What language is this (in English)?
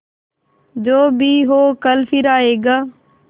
Hindi